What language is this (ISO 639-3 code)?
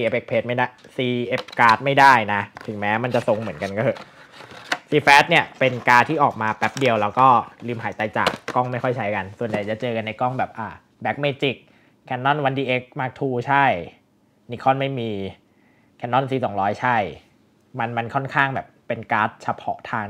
tha